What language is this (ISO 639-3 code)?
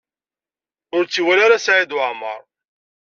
kab